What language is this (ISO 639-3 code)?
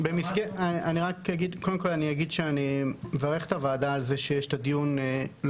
heb